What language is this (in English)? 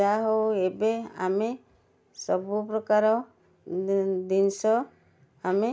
Odia